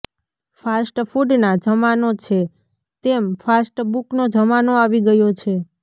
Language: Gujarati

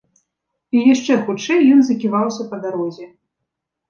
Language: Belarusian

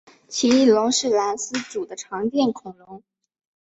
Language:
Chinese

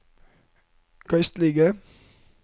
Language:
Norwegian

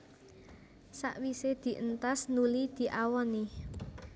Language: Javanese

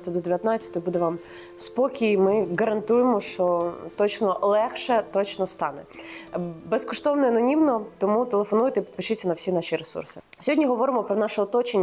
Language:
Ukrainian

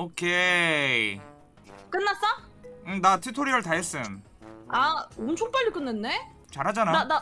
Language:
Korean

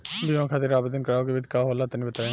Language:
Bhojpuri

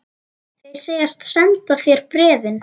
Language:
Icelandic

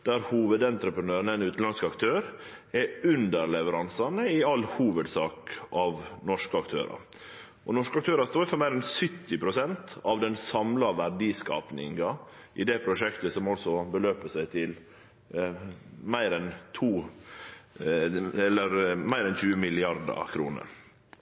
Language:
Norwegian Nynorsk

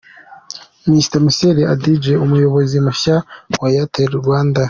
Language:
Kinyarwanda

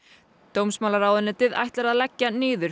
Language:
Icelandic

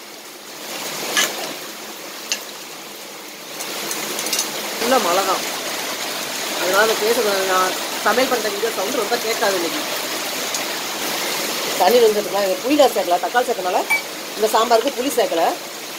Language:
Tamil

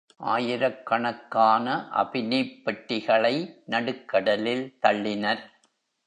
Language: Tamil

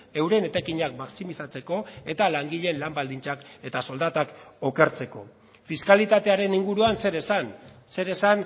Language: Basque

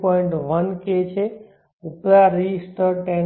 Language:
Gujarati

